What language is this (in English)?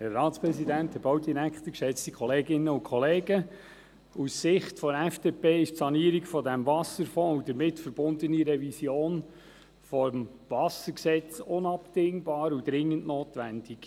Swiss German